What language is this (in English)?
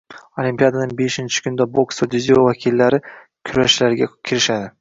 Uzbek